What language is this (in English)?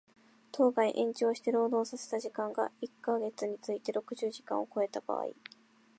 Japanese